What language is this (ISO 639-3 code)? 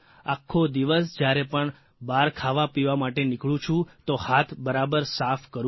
guj